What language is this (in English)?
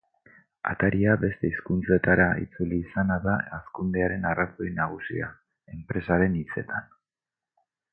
Basque